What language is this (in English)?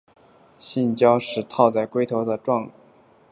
Chinese